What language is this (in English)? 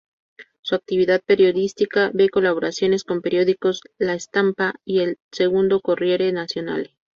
Spanish